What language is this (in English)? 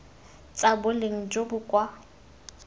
Tswana